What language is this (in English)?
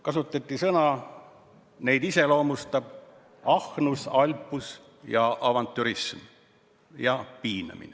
Estonian